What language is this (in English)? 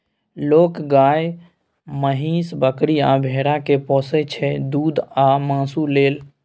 Maithili